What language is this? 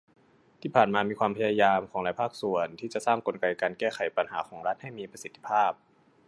Thai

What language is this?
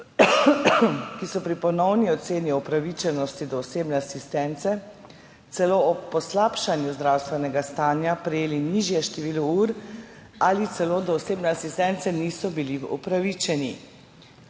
Slovenian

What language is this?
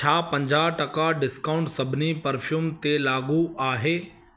Sindhi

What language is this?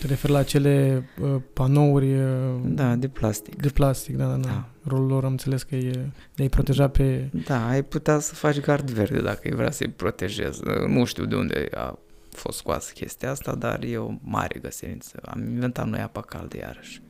Romanian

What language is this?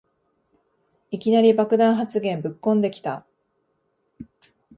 Japanese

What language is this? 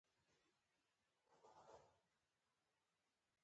Pashto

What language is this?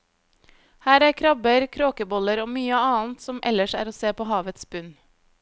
Norwegian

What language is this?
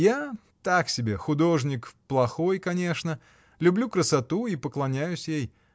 Russian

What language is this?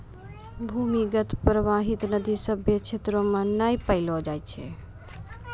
Maithili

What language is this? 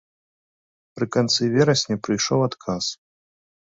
Belarusian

